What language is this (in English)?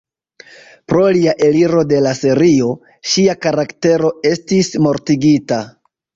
Esperanto